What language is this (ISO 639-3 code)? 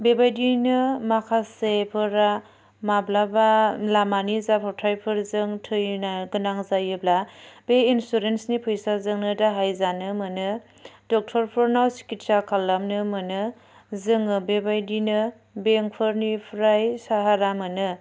brx